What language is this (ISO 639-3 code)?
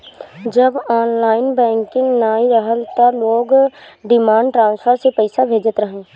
bho